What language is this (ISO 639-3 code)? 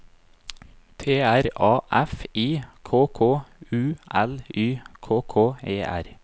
nor